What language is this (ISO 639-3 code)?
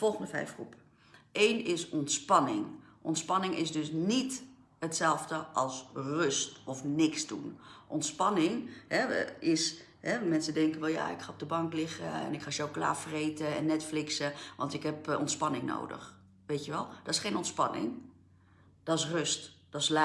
nld